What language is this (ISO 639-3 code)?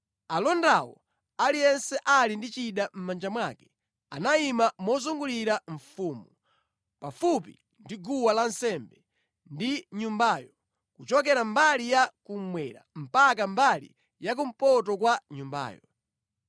nya